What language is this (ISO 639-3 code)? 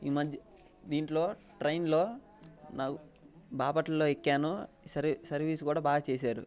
tel